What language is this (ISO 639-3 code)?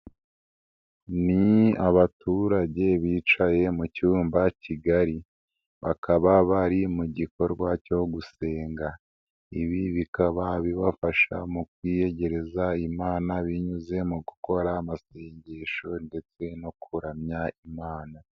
kin